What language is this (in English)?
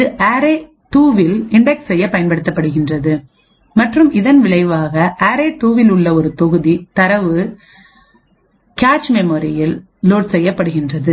Tamil